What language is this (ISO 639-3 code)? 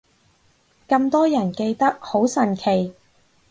yue